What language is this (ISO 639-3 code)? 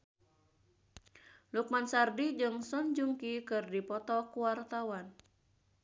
sun